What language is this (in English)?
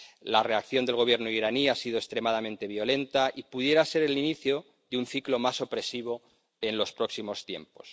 Spanish